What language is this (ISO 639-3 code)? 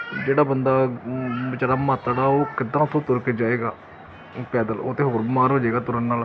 pan